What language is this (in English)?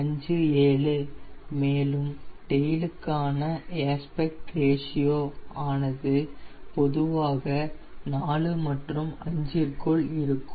Tamil